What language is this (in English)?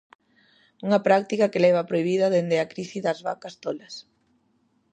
Galician